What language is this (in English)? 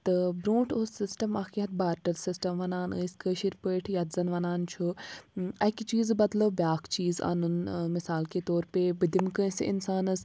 Kashmiri